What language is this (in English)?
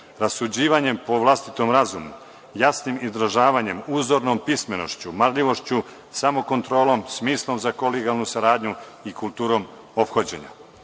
Serbian